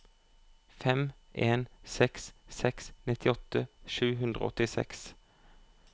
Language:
Norwegian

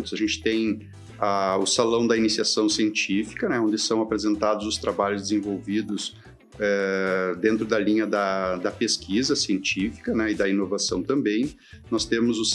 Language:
Portuguese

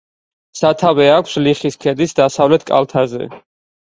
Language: Georgian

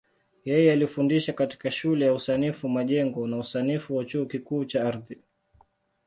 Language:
Swahili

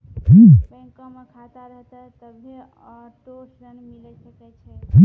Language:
Maithili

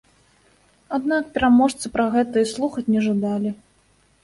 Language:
Belarusian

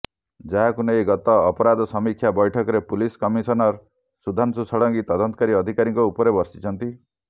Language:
Odia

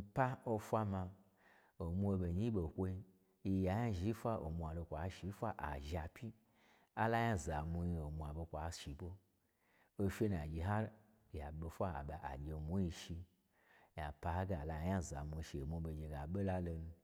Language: Gbagyi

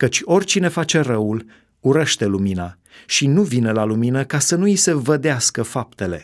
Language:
Romanian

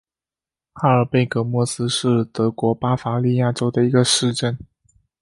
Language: Chinese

